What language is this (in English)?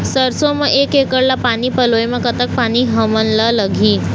Chhattisgarhi